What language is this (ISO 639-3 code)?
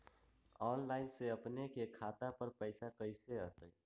mag